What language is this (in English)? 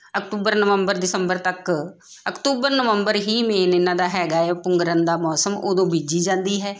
Punjabi